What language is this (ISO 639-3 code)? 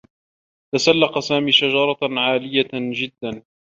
ara